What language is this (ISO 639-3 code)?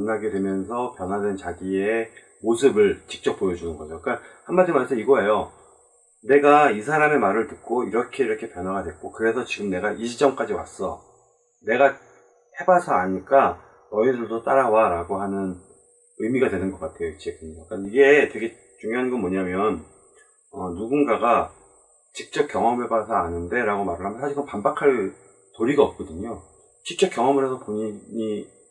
kor